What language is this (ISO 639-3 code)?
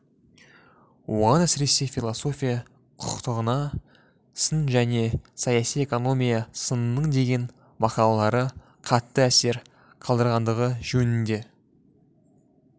kaz